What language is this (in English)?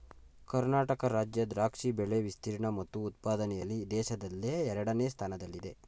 Kannada